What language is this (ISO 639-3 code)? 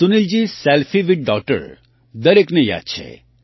guj